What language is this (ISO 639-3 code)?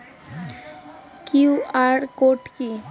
ben